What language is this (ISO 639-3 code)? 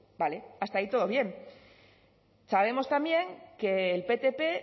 spa